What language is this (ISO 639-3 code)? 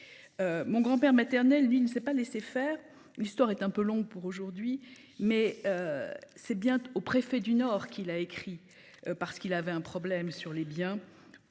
fra